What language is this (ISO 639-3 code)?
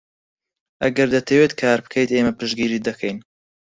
ckb